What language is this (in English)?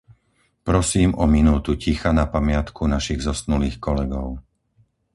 Slovak